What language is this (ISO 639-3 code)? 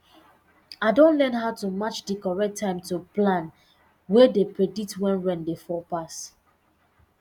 pcm